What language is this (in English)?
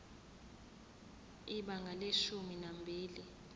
Zulu